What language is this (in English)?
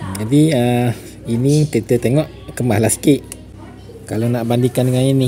Malay